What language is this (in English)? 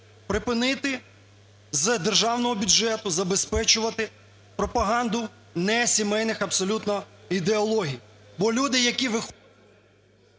Ukrainian